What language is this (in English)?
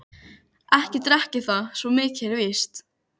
Icelandic